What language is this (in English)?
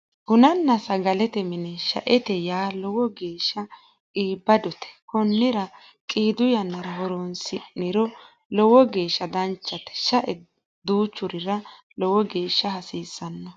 Sidamo